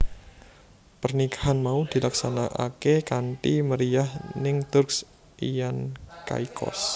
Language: Javanese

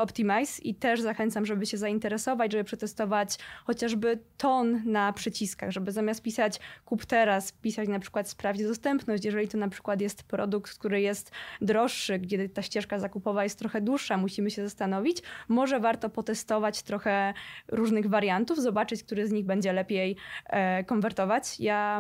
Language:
Polish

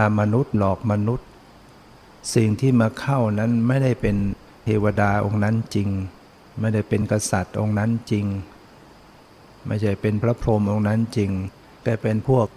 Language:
Thai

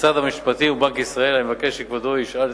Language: Hebrew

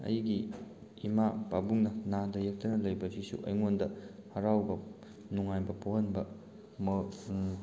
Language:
Manipuri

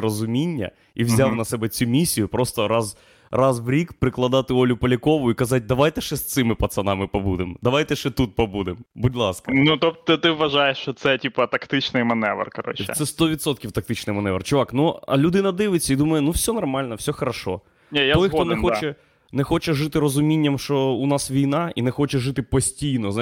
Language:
Ukrainian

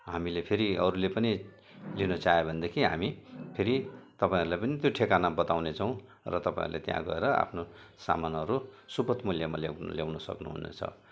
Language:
Nepali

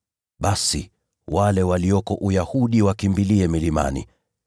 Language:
Swahili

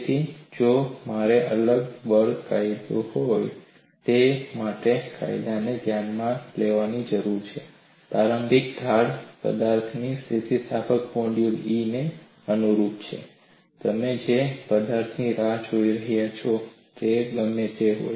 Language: Gujarati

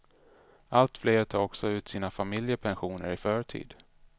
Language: Swedish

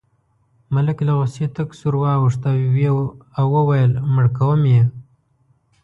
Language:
Pashto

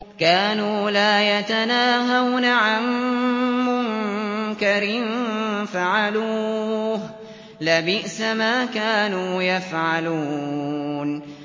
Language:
Arabic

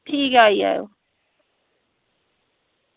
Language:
Dogri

